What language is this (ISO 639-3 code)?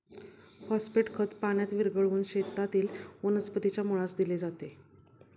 mar